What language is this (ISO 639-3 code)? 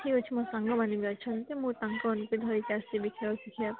ori